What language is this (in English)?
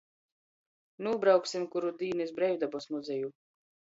Latgalian